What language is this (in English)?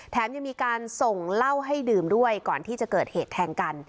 Thai